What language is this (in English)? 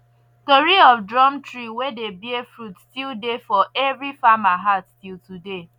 Nigerian Pidgin